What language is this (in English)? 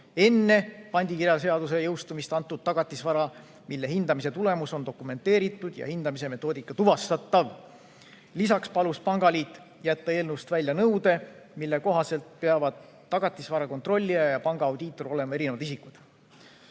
Estonian